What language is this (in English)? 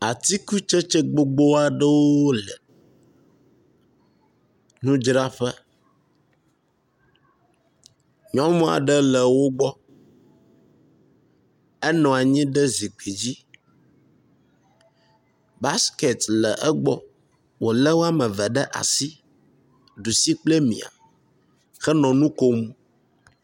Ewe